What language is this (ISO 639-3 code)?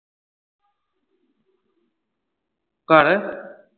pan